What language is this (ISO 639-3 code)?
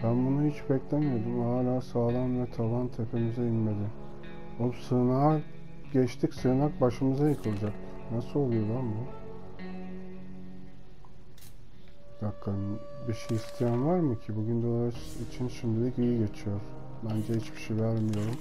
tur